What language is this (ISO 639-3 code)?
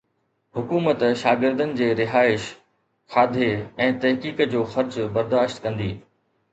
snd